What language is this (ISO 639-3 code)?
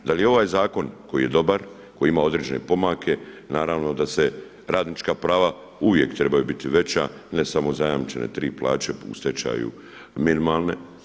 hrv